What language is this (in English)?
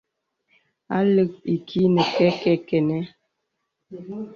Bebele